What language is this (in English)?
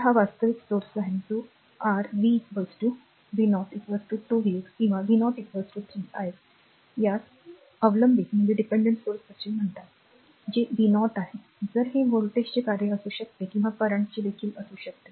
Marathi